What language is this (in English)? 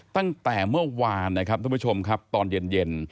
Thai